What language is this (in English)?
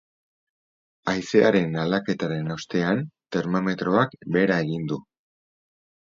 Basque